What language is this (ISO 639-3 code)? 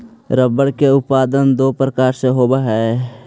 mag